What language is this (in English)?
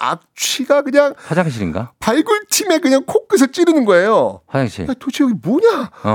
Korean